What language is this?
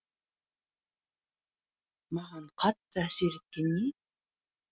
Kazakh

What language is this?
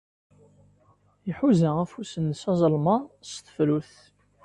Kabyle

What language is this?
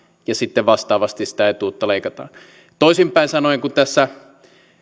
Finnish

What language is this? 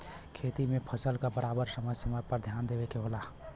Bhojpuri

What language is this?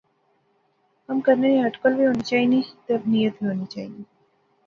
Pahari-Potwari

